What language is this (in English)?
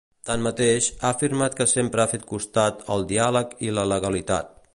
Catalan